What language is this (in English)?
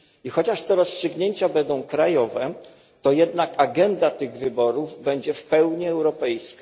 Polish